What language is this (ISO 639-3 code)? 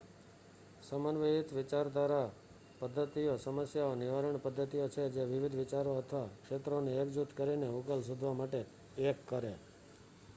guj